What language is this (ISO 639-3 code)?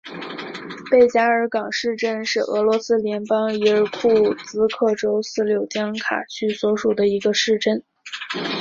zho